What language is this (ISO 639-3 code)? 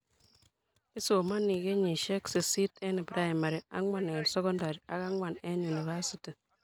kln